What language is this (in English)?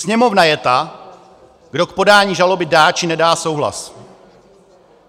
Czech